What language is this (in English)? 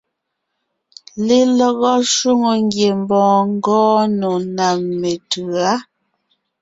Ngiemboon